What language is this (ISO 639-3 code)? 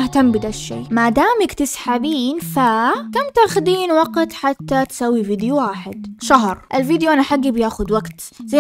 ara